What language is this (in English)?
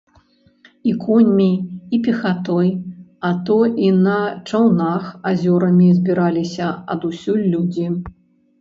Belarusian